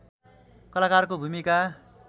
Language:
Nepali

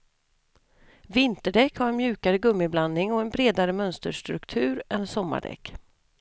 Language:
Swedish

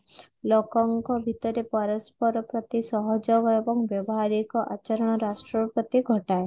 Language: Odia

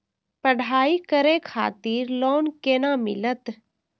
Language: Maithili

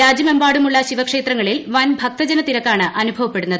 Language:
Malayalam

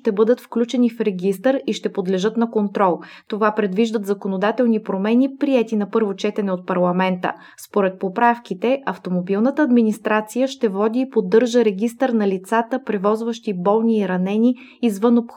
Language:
Bulgarian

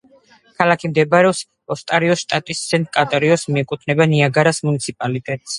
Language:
Georgian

